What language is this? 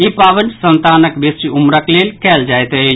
Maithili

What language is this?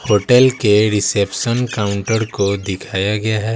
Hindi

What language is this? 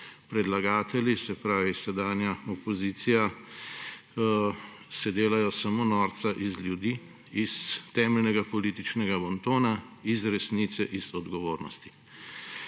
Slovenian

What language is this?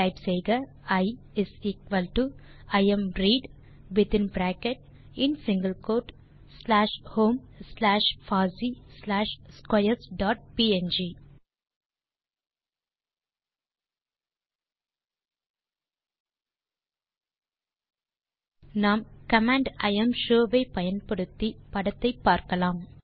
Tamil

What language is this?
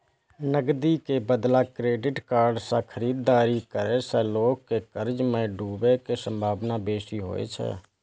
Maithili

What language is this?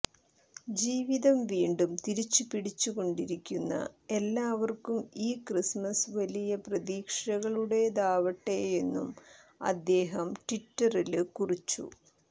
Malayalam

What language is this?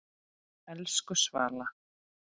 Icelandic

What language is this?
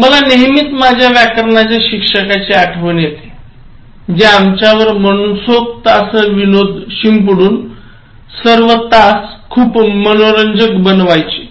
Marathi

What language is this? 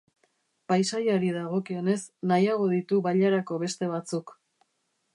Basque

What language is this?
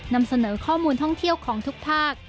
Thai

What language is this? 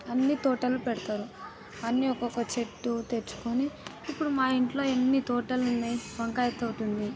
Telugu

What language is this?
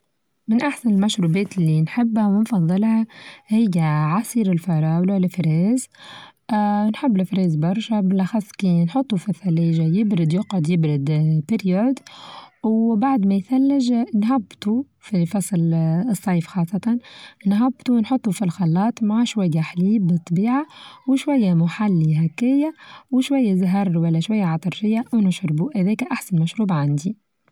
Tunisian Arabic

